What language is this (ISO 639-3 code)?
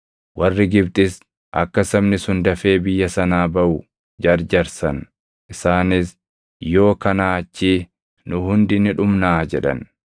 orm